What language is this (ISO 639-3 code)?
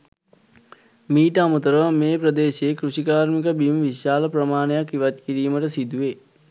sin